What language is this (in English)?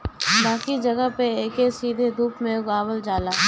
Bhojpuri